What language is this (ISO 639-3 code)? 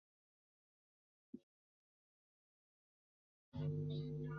zho